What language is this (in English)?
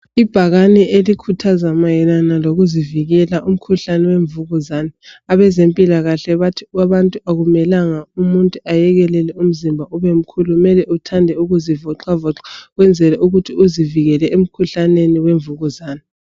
North Ndebele